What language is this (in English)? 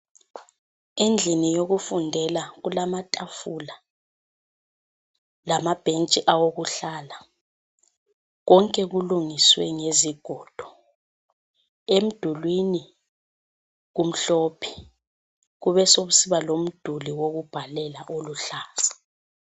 North Ndebele